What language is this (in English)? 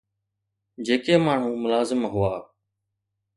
Sindhi